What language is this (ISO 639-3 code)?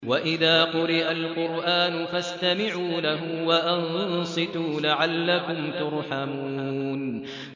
ara